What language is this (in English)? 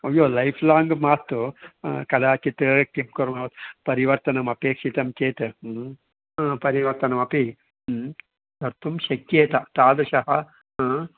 Sanskrit